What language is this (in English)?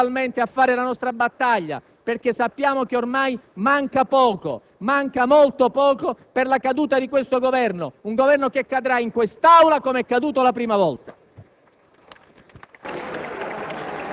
Italian